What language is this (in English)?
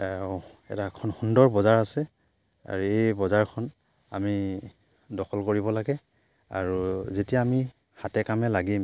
Assamese